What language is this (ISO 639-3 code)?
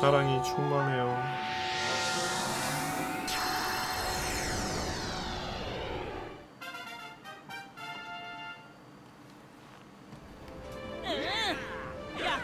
kor